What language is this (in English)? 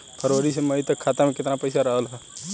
Bhojpuri